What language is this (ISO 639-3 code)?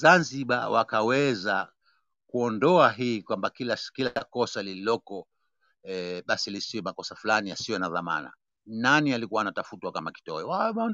swa